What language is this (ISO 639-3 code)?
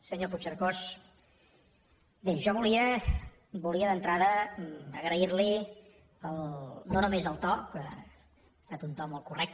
cat